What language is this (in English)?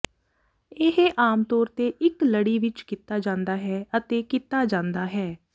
Punjabi